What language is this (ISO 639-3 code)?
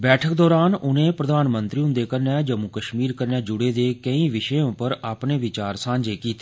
doi